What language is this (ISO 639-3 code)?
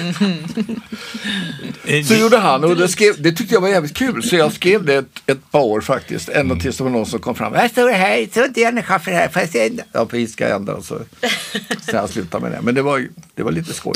swe